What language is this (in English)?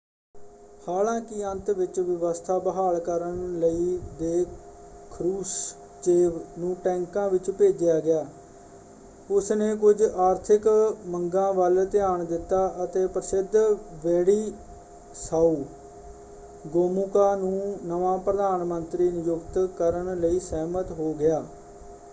Punjabi